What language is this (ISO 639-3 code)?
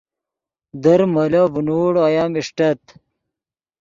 ydg